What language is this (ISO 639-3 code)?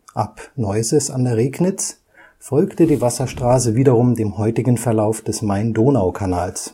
deu